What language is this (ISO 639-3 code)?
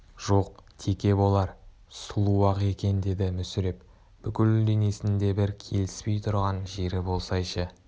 kaz